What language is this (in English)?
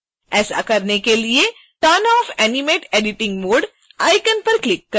Hindi